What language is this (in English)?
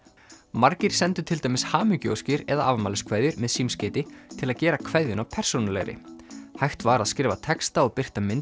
Icelandic